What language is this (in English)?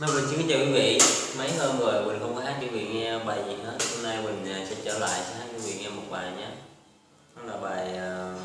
Vietnamese